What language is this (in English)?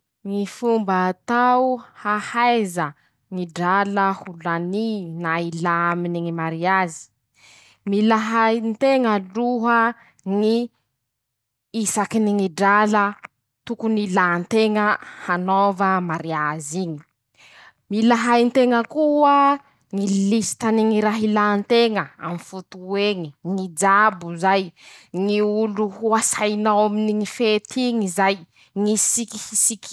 Masikoro Malagasy